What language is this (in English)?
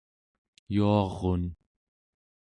Central Yupik